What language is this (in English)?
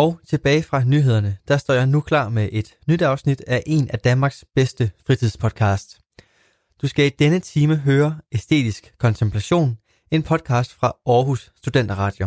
Danish